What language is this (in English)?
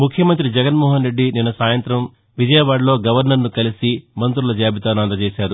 Telugu